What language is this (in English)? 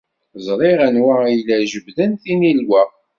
Kabyle